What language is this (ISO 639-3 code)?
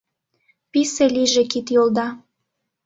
chm